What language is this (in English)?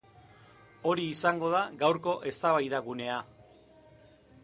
Basque